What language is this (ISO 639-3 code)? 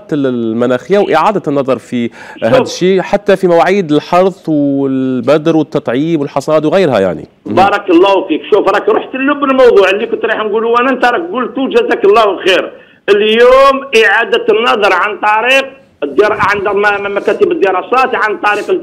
ara